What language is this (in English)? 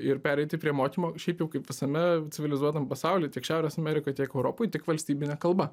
Lithuanian